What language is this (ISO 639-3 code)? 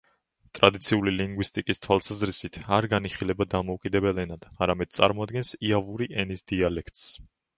kat